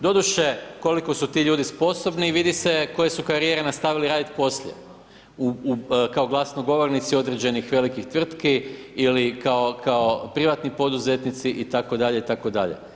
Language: Croatian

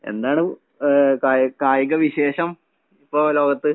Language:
Malayalam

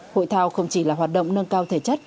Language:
Vietnamese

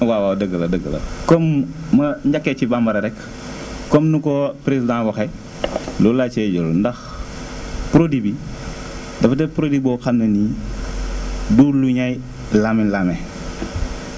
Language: Wolof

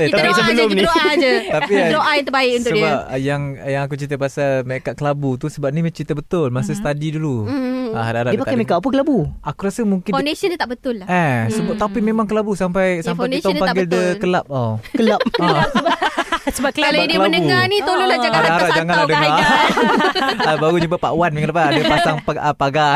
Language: Malay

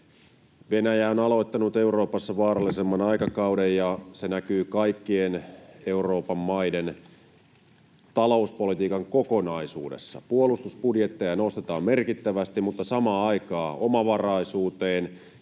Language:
Finnish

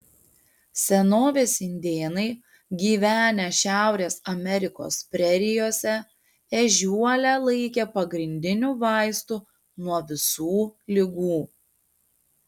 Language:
Lithuanian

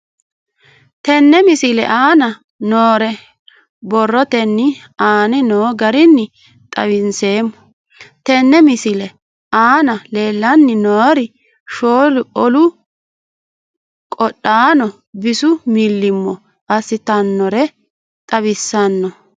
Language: Sidamo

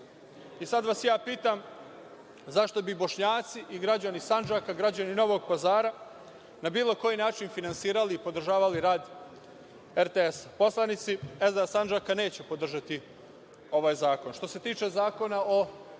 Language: Serbian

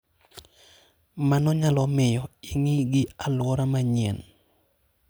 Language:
Luo (Kenya and Tanzania)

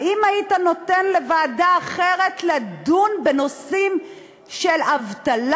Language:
Hebrew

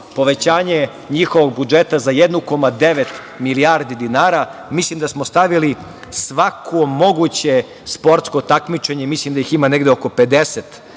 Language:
Serbian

